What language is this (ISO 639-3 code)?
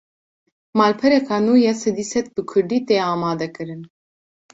kur